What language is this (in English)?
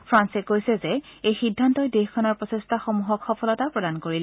Assamese